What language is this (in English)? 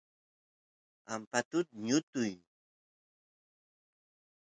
Santiago del Estero Quichua